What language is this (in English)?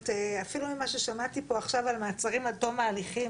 Hebrew